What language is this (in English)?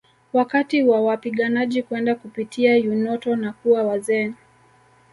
Swahili